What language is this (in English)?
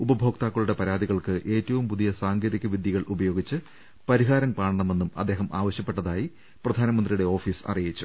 Malayalam